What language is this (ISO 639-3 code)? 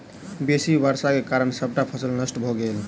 mai